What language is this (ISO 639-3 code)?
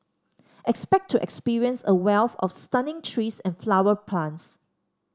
eng